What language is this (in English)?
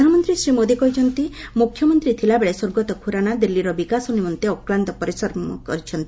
Odia